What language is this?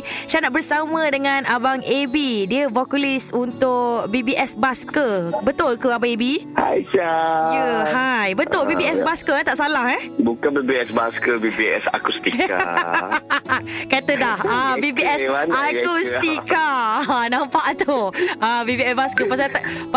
Malay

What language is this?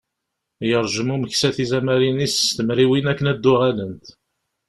Kabyle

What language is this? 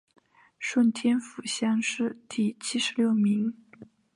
Chinese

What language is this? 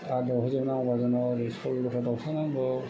Bodo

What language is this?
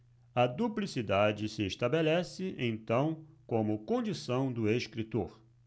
Portuguese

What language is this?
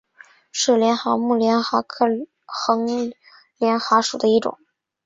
Chinese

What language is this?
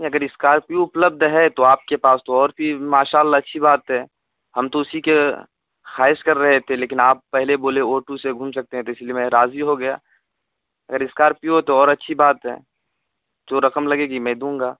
Urdu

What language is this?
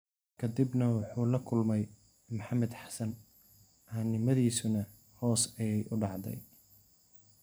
Somali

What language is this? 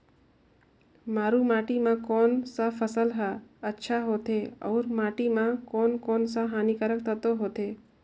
Chhattisgarhi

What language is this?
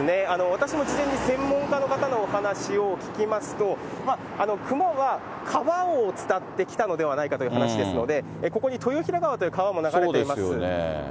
Japanese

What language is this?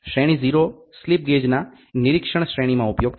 Gujarati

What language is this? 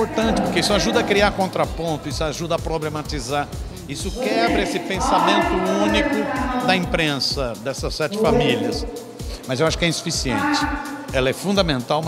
Portuguese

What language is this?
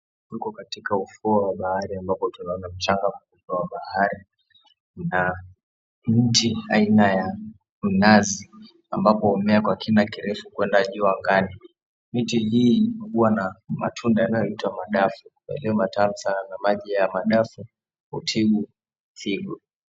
Swahili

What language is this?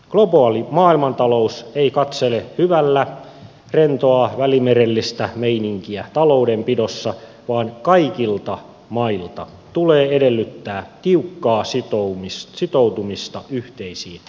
Finnish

